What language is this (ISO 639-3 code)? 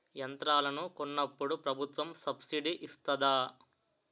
tel